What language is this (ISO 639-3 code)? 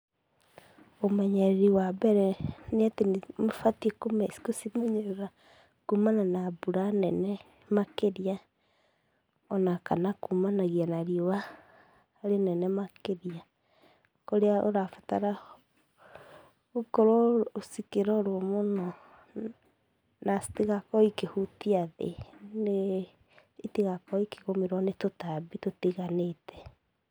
kik